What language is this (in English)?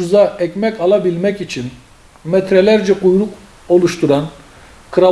Turkish